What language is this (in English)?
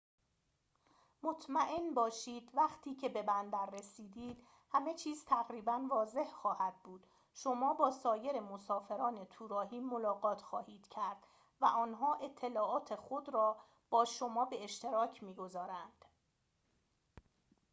Persian